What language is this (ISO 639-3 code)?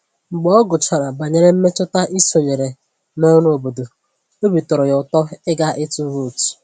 ibo